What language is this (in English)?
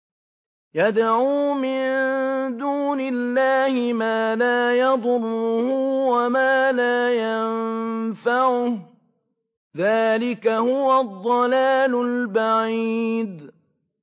Arabic